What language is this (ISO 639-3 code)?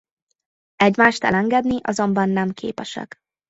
hun